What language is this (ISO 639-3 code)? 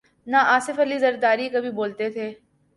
urd